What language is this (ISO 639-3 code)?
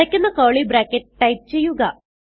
mal